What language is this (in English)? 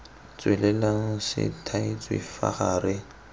Tswana